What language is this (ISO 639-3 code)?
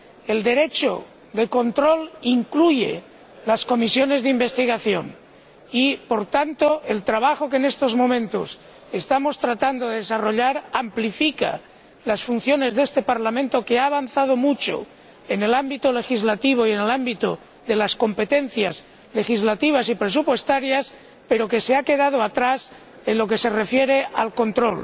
spa